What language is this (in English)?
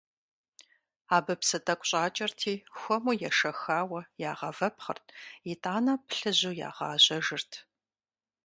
Kabardian